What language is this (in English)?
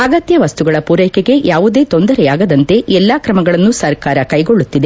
Kannada